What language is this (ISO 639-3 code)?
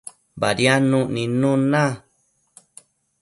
mcf